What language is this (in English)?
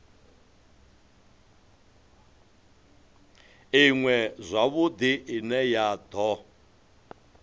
Venda